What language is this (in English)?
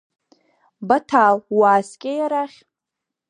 Abkhazian